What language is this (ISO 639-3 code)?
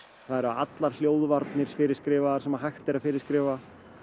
isl